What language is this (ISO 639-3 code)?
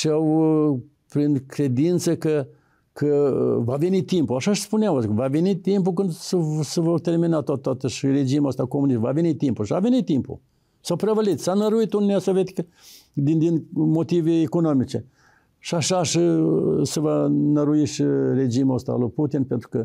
ron